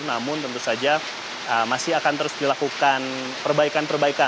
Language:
Indonesian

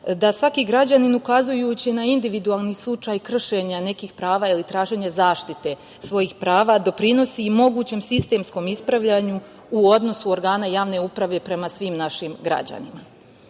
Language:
Serbian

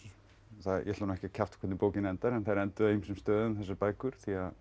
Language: Icelandic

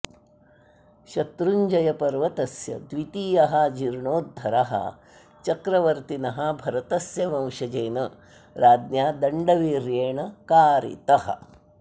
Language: Sanskrit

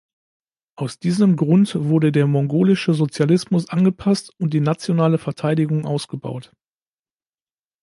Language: German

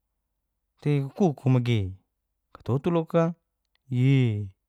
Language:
Geser-Gorom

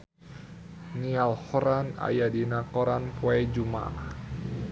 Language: Sundanese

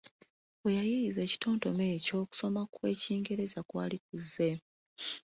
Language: Ganda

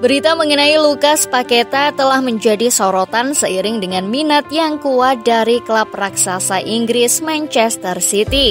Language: Indonesian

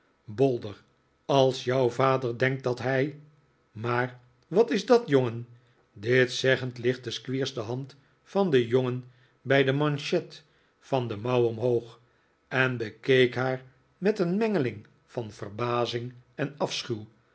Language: Dutch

